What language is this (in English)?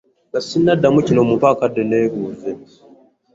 Ganda